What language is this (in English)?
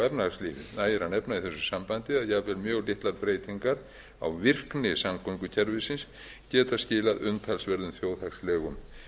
Icelandic